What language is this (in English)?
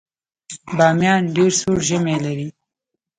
Pashto